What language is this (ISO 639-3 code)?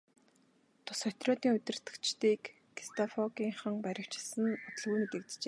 mon